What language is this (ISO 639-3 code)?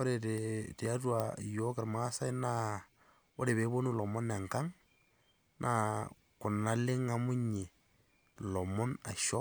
mas